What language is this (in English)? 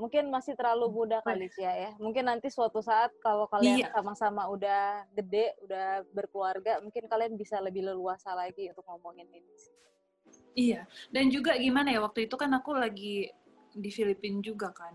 Indonesian